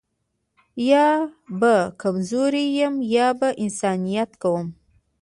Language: Pashto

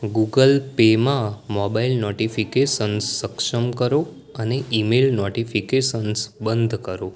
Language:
Gujarati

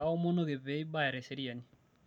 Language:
Masai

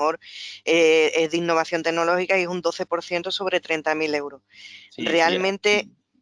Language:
Spanish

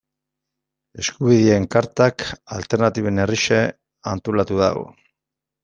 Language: Basque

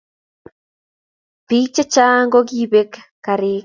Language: Kalenjin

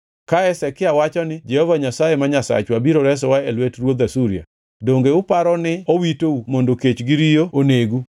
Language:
Luo (Kenya and Tanzania)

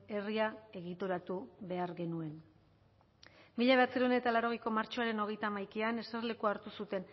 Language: Basque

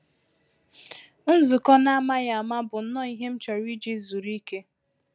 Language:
Igbo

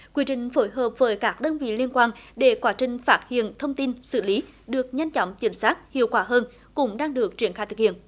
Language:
Vietnamese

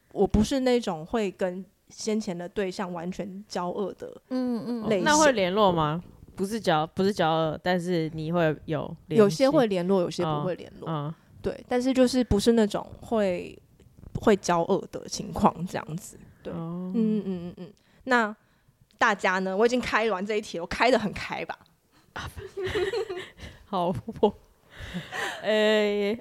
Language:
Chinese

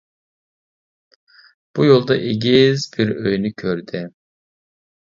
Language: Uyghur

